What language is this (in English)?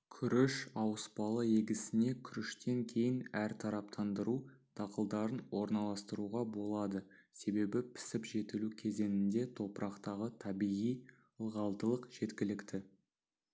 Kazakh